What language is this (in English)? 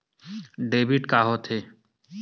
Chhattisgarhi